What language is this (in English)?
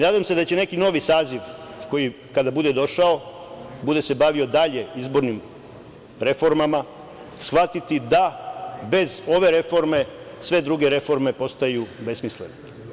Serbian